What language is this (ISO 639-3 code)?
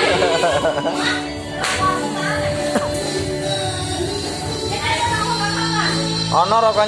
ind